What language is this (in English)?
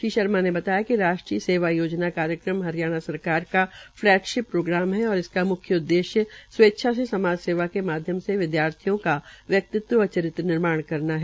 Hindi